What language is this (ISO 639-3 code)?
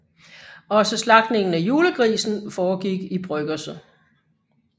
dan